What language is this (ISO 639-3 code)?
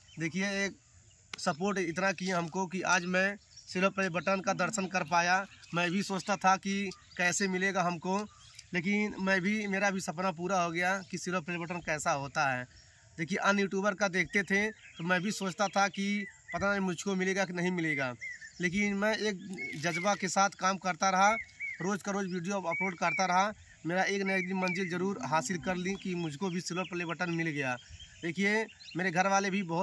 hin